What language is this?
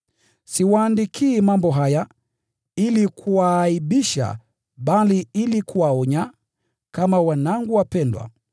Swahili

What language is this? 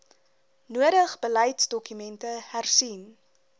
Afrikaans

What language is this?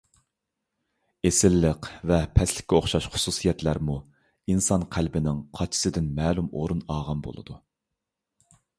Uyghur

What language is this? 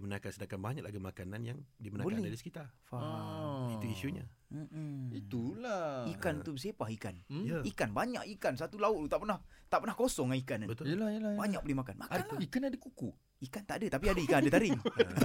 Malay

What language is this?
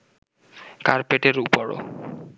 Bangla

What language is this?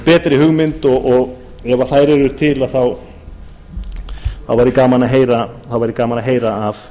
Icelandic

